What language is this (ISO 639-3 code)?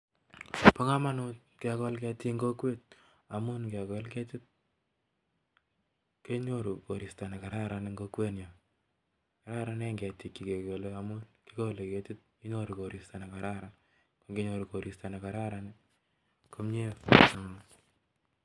kln